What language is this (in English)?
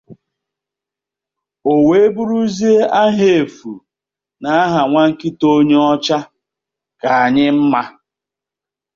Igbo